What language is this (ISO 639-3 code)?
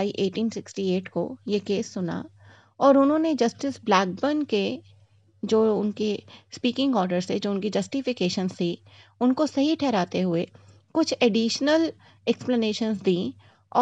hin